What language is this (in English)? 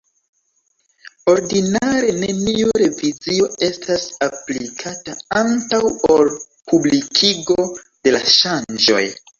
Esperanto